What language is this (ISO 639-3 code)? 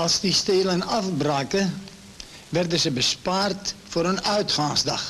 nld